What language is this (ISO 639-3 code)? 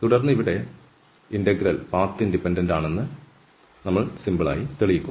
mal